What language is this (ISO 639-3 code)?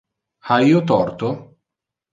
ina